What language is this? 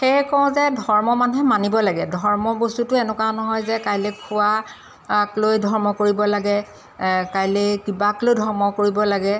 Assamese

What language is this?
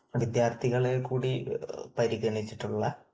Malayalam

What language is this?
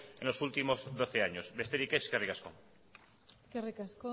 Basque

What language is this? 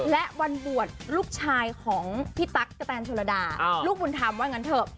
Thai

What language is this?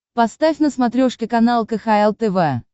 Russian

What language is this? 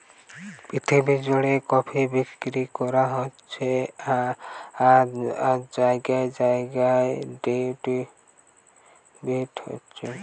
Bangla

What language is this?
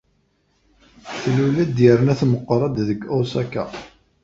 Kabyle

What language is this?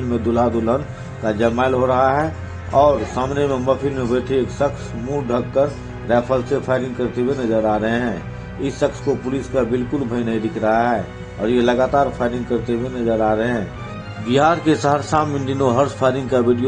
Hindi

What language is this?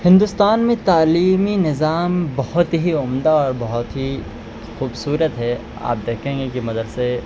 Urdu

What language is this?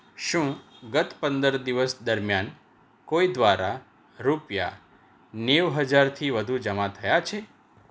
Gujarati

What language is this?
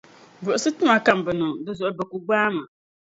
Dagbani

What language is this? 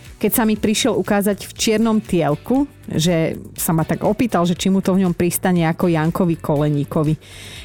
Slovak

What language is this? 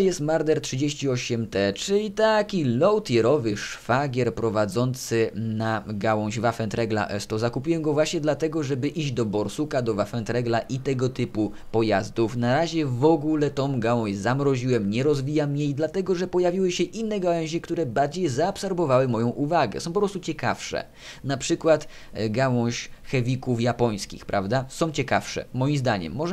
Polish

